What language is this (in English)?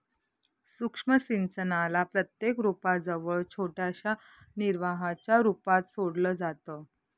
Marathi